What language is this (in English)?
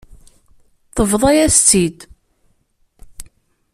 Kabyle